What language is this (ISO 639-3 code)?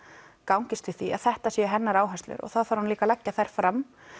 isl